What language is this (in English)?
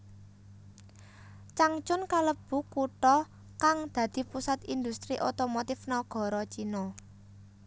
Javanese